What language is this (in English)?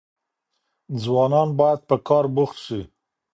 Pashto